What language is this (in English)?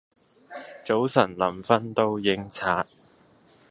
Cantonese